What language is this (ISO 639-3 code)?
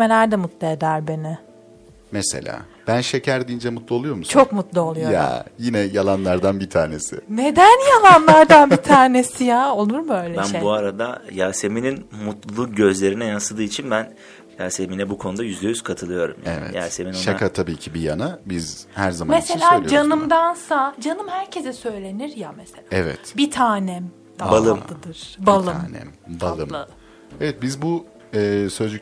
tur